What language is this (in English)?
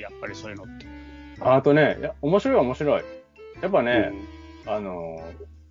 Japanese